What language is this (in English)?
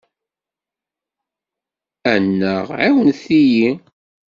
Kabyle